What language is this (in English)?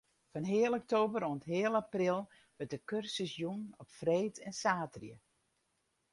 Western Frisian